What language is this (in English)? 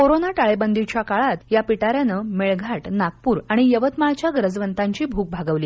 Marathi